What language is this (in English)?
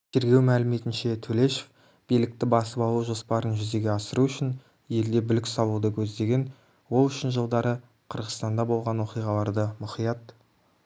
Kazakh